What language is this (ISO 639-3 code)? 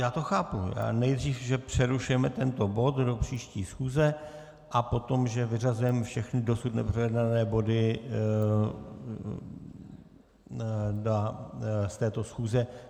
ces